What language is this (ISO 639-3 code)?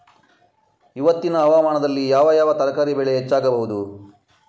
kan